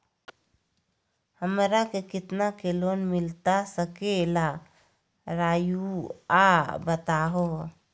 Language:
Magahi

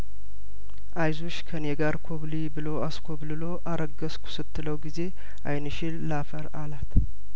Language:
Amharic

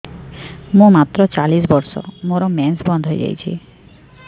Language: Odia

